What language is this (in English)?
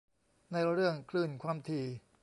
Thai